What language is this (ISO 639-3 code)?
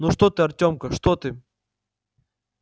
rus